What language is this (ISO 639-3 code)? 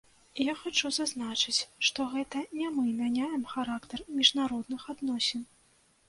bel